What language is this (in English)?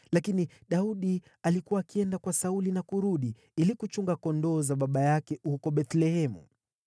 Swahili